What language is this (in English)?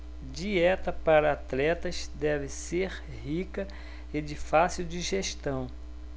Portuguese